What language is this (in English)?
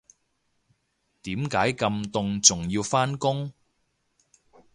Cantonese